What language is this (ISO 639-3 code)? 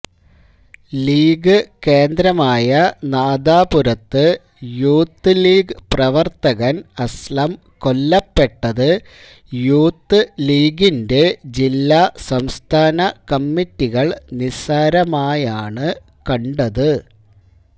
mal